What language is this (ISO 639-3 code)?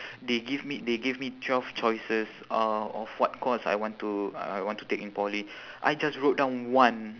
eng